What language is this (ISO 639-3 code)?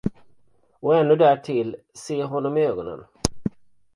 swe